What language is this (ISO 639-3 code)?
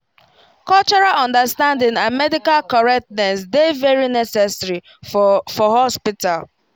pcm